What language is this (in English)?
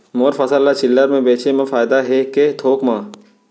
Chhattisgarhi